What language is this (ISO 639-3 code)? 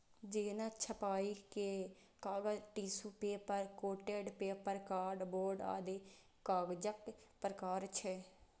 mai